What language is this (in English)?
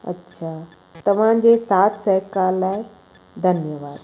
Sindhi